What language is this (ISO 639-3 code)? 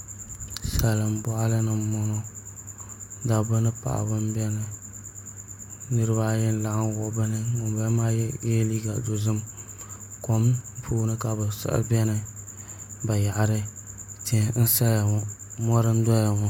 dag